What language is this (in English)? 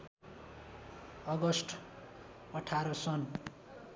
Nepali